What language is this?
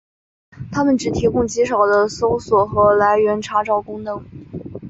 Chinese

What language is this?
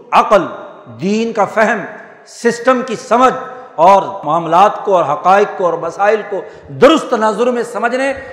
Urdu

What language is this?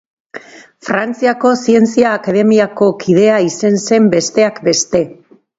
Basque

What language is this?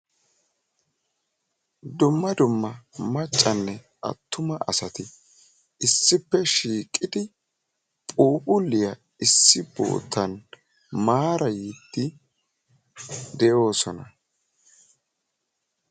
Wolaytta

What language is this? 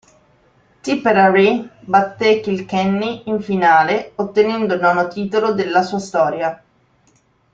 Italian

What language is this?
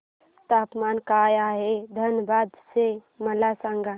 Marathi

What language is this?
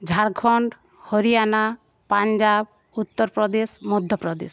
Bangla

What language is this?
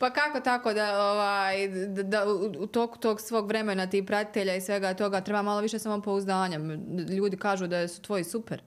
Croatian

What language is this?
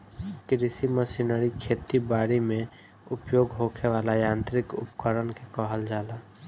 Bhojpuri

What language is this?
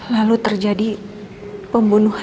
Indonesian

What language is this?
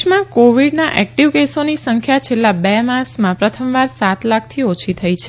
Gujarati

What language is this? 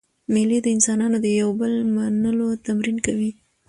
Pashto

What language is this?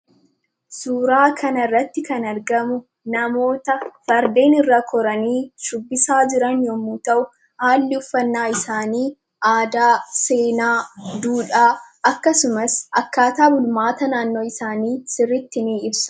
Oromo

